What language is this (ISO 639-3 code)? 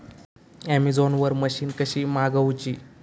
mar